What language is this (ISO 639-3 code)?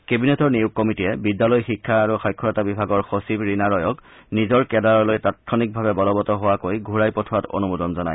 asm